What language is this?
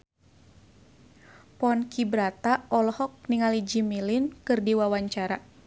Sundanese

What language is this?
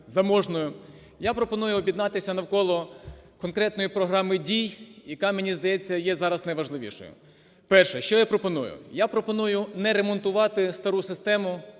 Ukrainian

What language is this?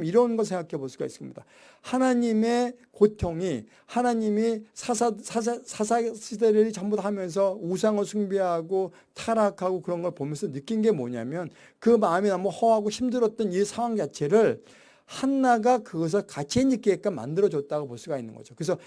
Korean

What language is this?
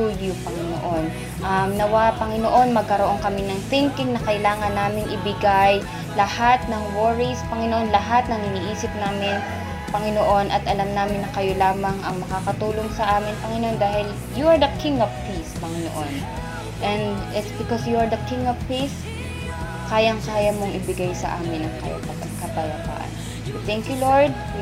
Filipino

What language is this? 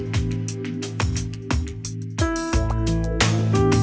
Thai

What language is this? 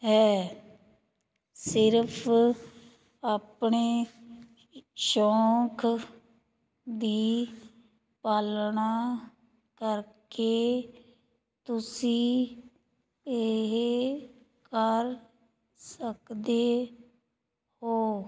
Punjabi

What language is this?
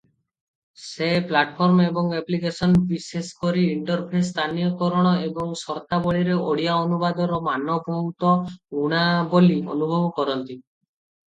Odia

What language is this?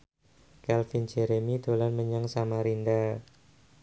Javanese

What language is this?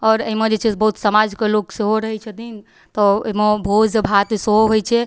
Maithili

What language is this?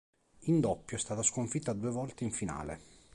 Italian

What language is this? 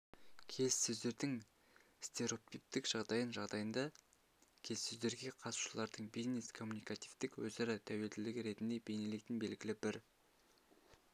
Kazakh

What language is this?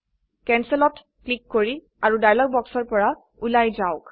Assamese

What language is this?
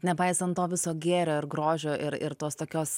Lithuanian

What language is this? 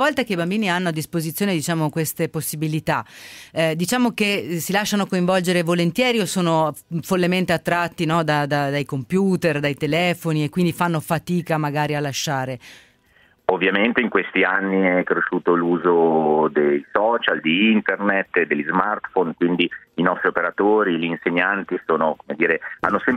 Italian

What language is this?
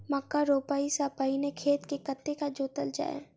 Maithili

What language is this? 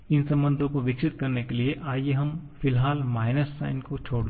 Hindi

